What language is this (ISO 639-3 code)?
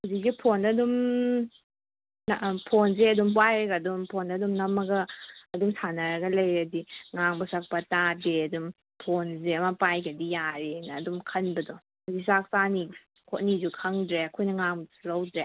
mni